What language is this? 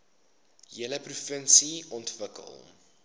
Afrikaans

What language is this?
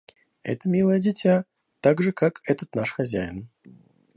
Russian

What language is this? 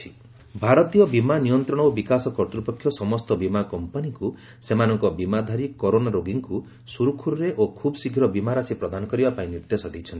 Odia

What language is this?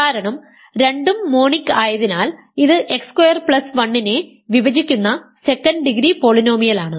Malayalam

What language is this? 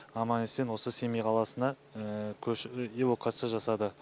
Kazakh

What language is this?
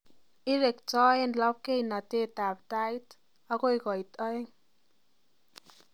Kalenjin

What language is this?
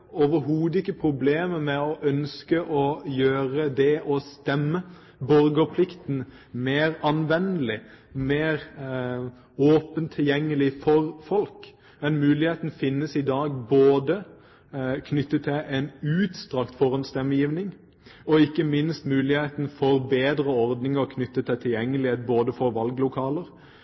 Norwegian Bokmål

